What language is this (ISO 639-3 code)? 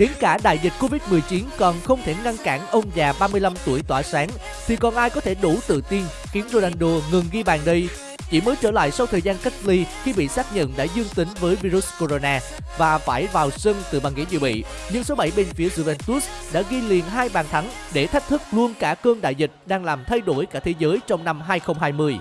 vie